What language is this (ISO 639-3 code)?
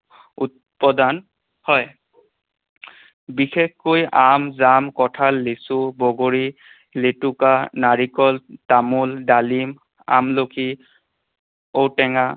asm